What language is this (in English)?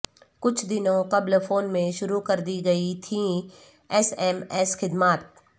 Urdu